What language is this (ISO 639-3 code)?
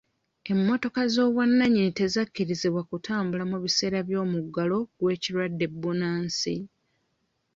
lug